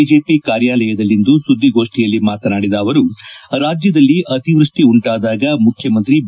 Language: Kannada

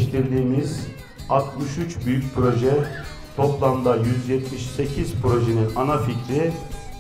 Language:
Turkish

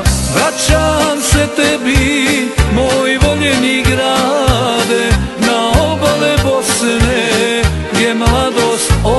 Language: Romanian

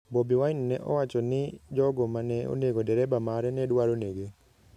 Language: Luo (Kenya and Tanzania)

